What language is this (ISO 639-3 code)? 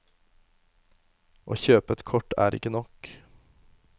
nor